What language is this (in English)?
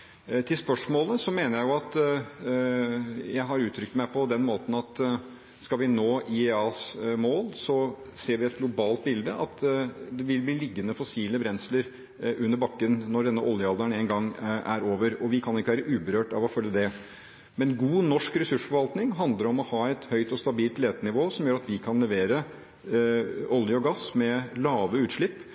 Norwegian Bokmål